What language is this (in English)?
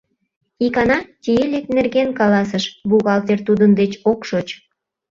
Mari